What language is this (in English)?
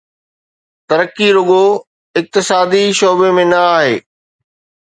Sindhi